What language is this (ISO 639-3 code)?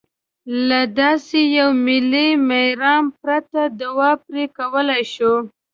pus